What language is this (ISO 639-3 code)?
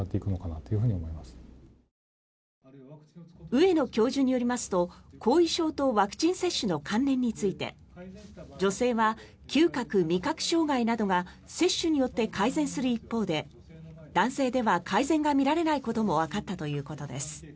jpn